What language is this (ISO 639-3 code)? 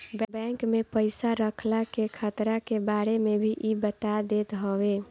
bho